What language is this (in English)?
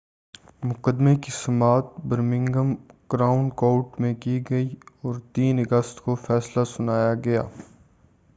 Urdu